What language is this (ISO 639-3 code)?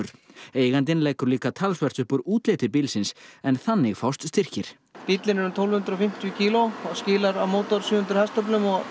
isl